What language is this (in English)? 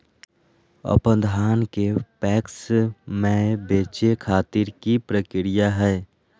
Magahi